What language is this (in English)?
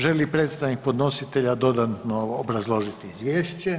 Croatian